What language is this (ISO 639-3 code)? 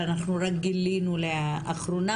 heb